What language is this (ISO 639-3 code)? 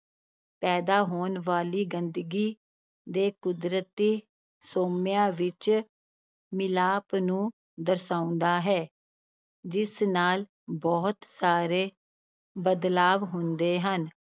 pan